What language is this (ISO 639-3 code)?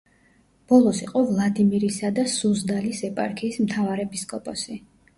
kat